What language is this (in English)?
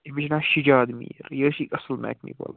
Kashmiri